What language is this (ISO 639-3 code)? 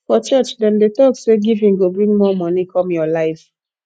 pcm